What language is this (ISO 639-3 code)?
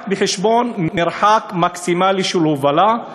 heb